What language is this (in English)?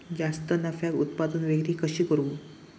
Marathi